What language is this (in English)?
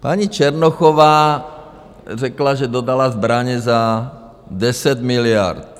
Czech